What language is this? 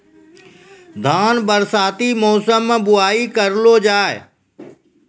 Maithili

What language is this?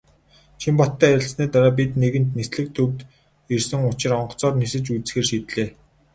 Mongolian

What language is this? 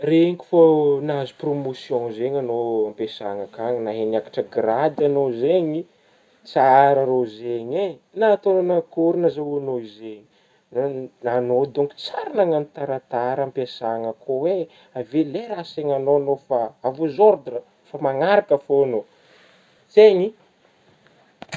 Northern Betsimisaraka Malagasy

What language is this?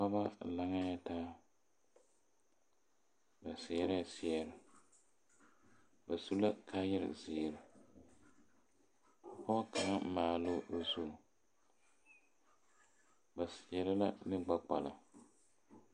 Southern Dagaare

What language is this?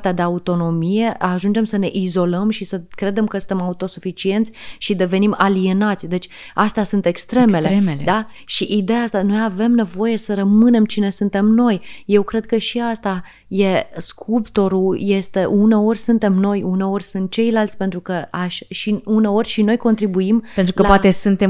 Romanian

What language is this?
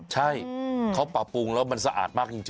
Thai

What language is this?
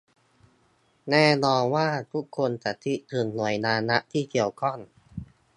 Thai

